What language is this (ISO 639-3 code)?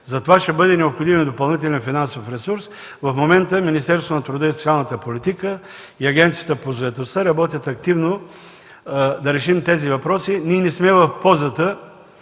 bul